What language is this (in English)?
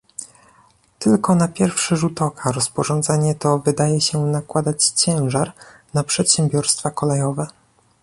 Polish